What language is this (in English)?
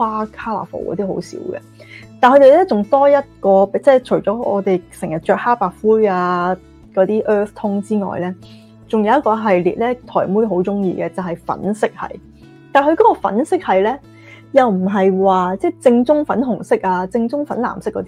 Chinese